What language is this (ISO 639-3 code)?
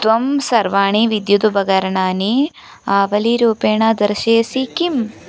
san